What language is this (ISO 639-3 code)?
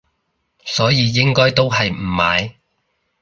yue